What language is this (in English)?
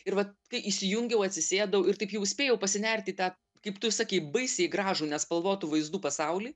Lithuanian